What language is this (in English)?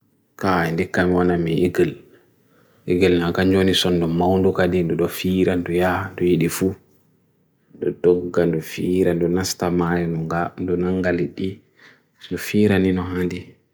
Bagirmi Fulfulde